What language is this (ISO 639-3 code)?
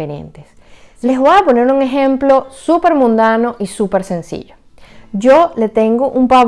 spa